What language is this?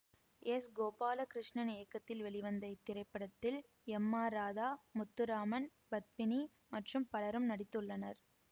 Tamil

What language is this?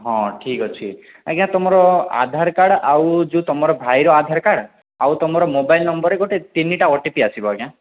Odia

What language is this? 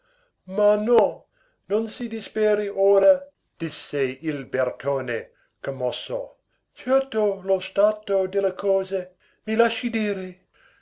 Italian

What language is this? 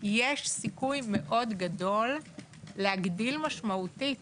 Hebrew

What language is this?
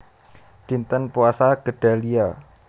Javanese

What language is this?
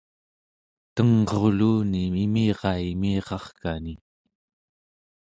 Central Yupik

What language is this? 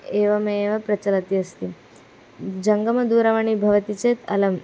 Sanskrit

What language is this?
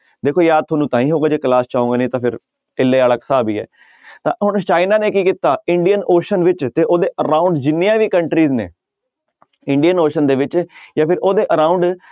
Punjabi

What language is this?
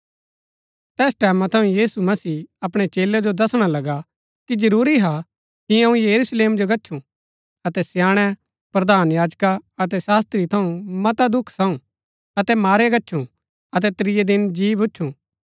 Gaddi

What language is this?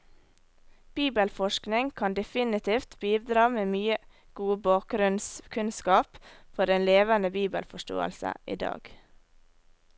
Norwegian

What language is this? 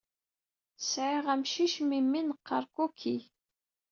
Kabyle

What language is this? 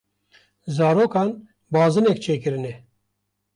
Kurdish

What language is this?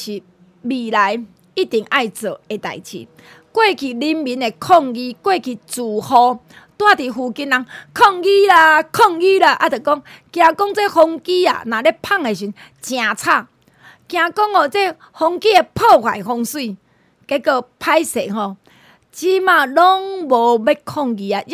Chinese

